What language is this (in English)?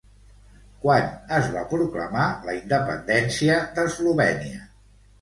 Catalan